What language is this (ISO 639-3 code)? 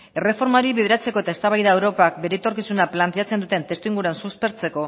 eus